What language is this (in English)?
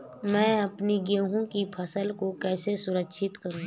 Hindi